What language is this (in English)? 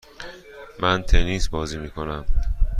Persian